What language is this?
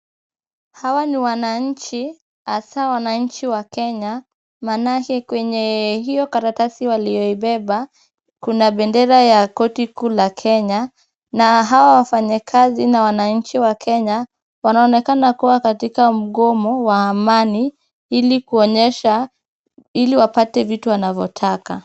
Swahili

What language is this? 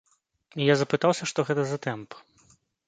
Belarusian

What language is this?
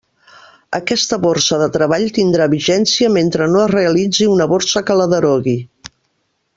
Catalan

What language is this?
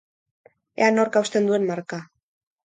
Basque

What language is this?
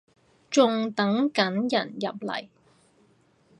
Cantonese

